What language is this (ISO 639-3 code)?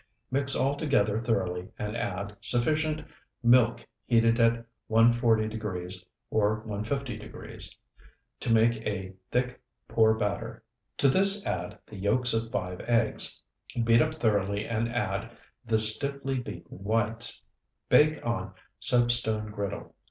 eng